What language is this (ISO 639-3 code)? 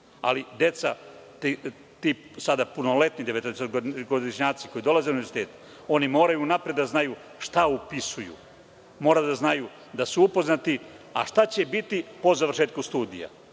srp